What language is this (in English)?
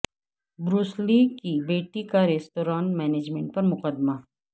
Urdu